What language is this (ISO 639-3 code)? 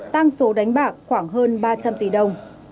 vie